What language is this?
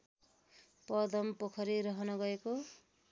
Nepali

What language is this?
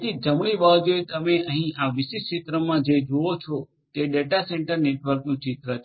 Gujarati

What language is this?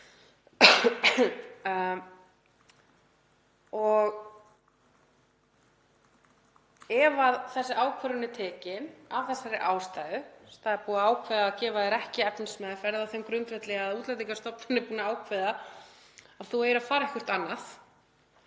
Icelandic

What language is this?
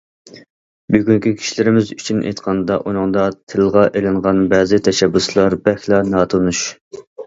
Uyghur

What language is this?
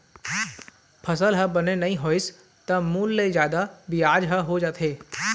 Chhattisgarhi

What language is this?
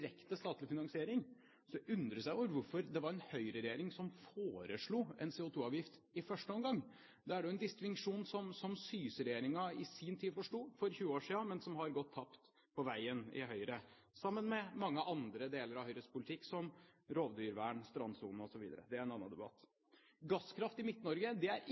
Norwegian Bokmål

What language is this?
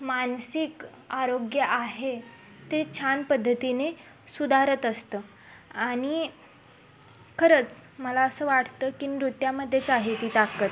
Marathi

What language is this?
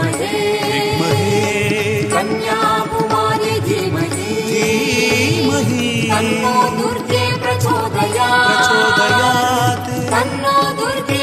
Kannada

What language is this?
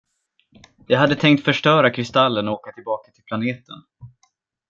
Swedish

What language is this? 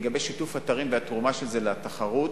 Hebrew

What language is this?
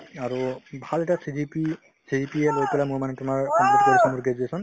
Assamese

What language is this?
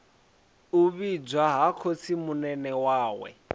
Venda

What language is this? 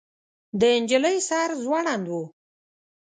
Pashto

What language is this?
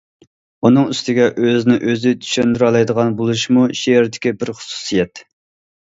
Uyghur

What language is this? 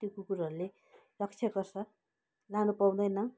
Nepali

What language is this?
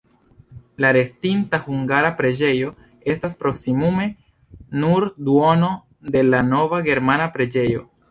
Esperanto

